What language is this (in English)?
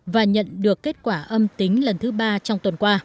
Vietnamese